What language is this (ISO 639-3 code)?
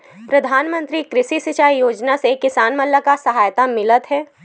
hne